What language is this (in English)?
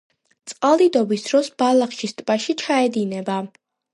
Georgian